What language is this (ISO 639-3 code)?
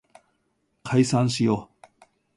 jpn